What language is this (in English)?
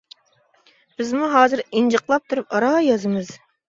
Uyghur